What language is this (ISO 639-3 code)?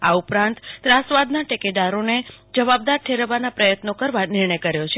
guj